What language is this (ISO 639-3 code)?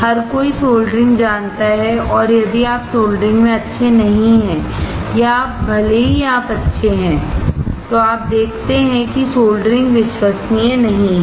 hin